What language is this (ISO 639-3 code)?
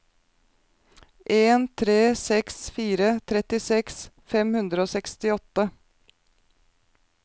nor